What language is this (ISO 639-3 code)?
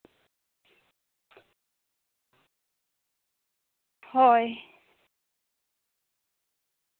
sat